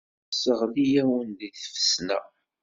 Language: Kabyle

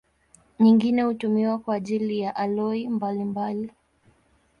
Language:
Swahili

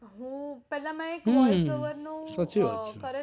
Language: Gujarati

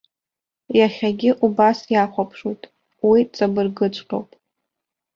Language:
Abkhazian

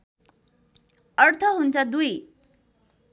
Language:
Nepali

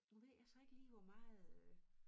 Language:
Danish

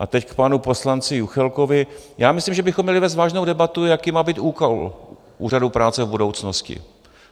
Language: Czech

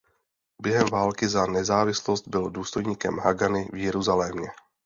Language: Czech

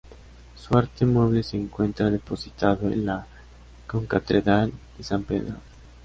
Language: Spanish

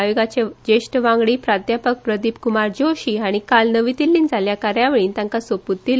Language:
Konkani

